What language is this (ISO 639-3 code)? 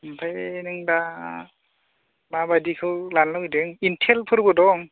brx